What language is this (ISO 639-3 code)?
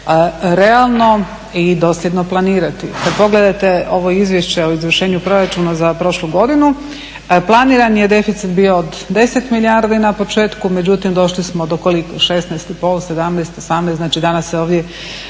hrv